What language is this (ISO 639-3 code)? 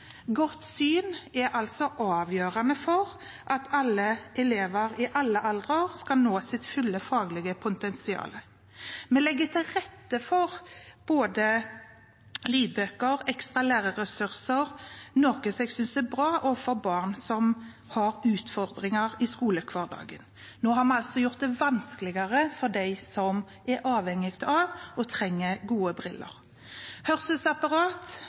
nob